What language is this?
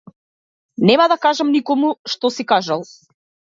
Macedonian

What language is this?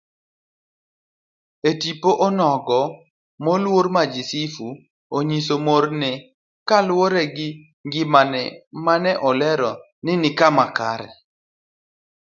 Luo (Kenya and Tanzania)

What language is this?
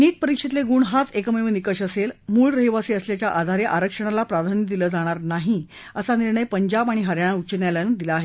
Marathi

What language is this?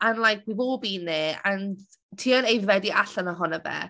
Welsh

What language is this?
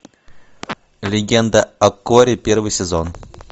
Russian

